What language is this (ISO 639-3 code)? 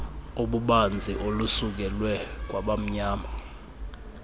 xho